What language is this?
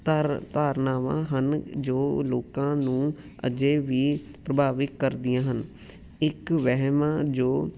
Punjabi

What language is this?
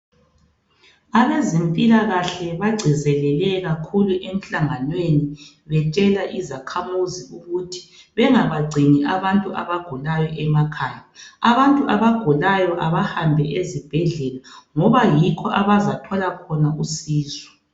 North Ndebele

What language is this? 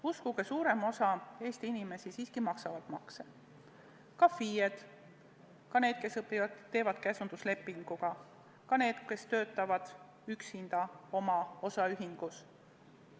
Estonian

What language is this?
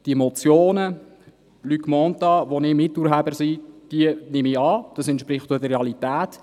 Swiss German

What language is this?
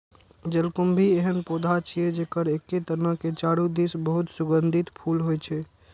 Maithili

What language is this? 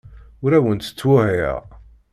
Kabyle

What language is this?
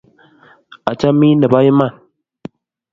Kalenjin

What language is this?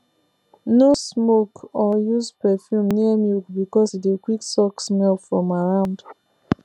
Nigerian Pidgin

